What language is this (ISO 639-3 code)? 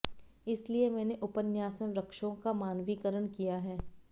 hin